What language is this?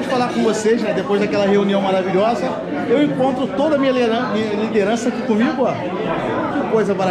Portuguese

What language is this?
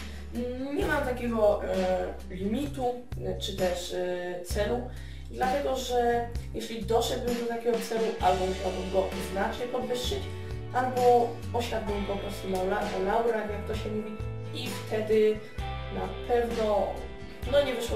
Polish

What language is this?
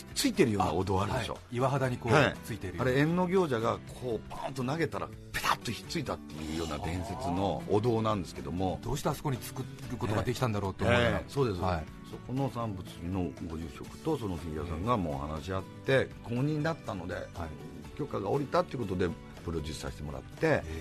Japanese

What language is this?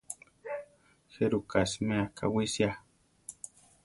Central Tarahumara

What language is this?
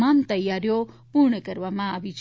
Gujarati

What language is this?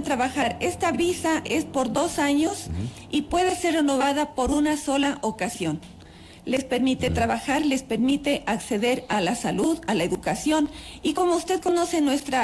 Spanish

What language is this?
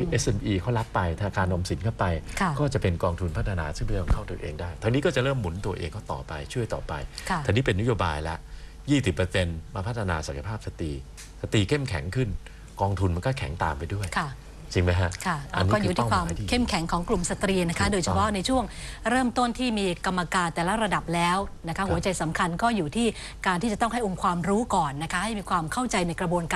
Thai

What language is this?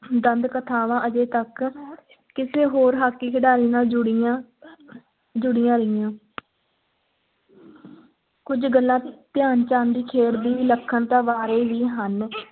Punjabi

